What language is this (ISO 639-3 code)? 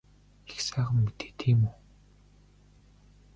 mon